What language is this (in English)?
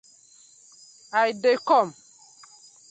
Nigerian Pidgin